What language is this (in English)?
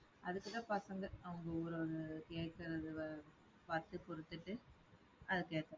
Tamil